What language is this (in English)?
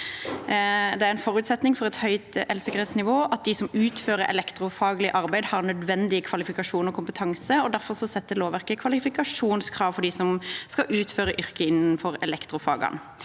Norwegian